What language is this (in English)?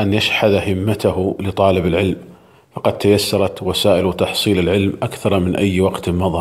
Arabic